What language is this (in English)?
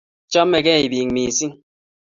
Kalenjin